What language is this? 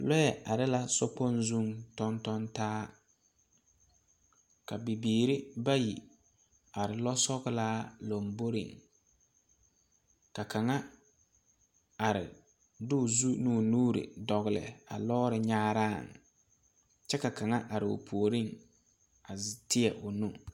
Southern Dagaare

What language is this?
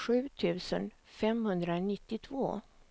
Swedish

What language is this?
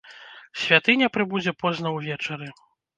Belarusian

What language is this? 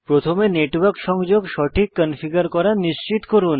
Bangla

